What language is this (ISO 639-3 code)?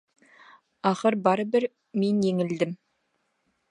bak